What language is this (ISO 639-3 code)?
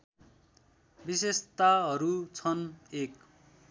nep